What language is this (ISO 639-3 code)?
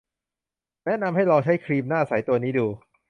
tha